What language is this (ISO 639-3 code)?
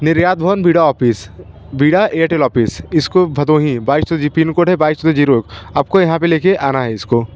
hin